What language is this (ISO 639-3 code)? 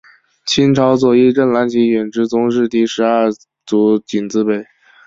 zho